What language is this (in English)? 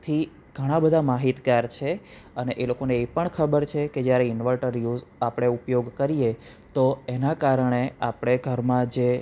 Gujarati